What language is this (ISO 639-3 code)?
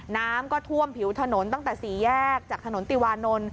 tha